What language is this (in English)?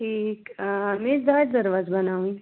Kashmiri